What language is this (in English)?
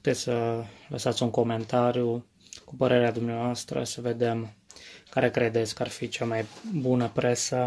Romanian